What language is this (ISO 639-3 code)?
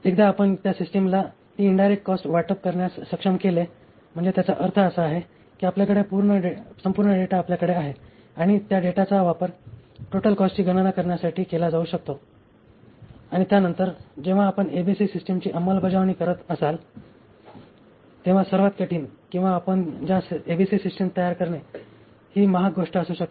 mar